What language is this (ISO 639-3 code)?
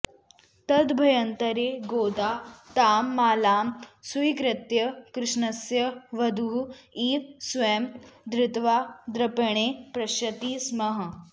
san